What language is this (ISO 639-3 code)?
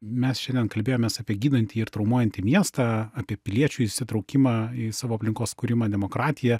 lit